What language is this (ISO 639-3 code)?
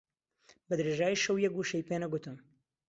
ckb